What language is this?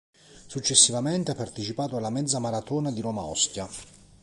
Italian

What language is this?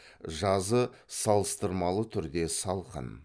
Kazakh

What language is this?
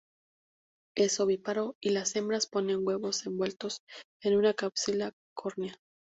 Spanish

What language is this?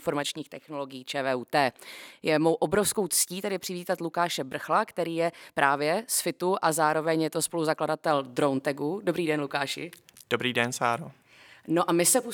Czech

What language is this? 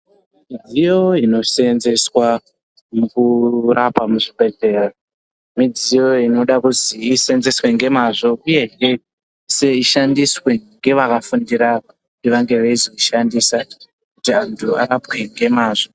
Ndau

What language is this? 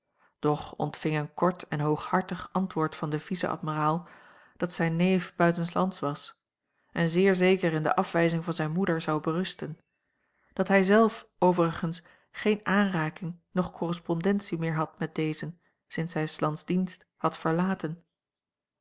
Dutch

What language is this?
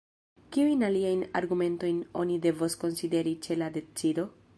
Esperanto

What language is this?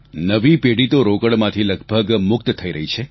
Gujarati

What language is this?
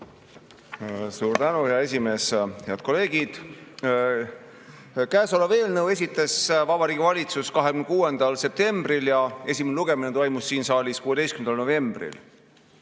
Estonian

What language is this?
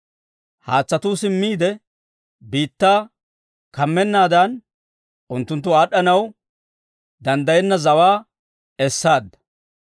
Dawro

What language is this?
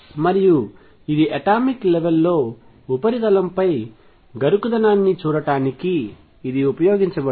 Telugu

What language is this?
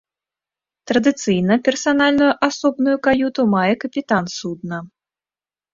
Belarusian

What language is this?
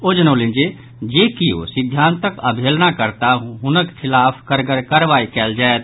Maithili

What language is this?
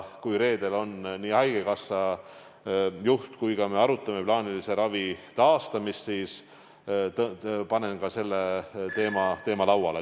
Estonian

